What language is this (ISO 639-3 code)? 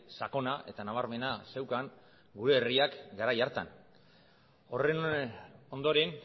eus